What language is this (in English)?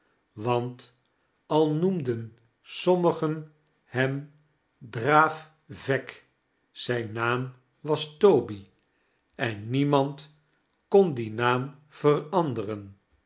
Dutch